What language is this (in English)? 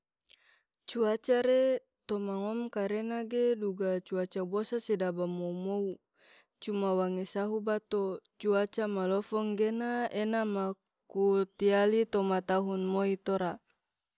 Tidore